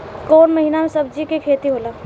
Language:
Bhojpuri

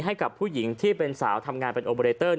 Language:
Thai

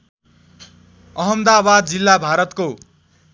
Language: Nepali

